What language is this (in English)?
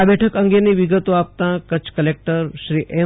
Gujarati